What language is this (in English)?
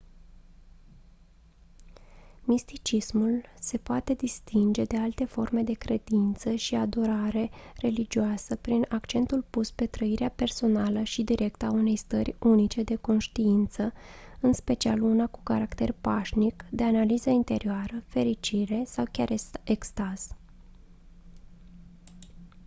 Romanian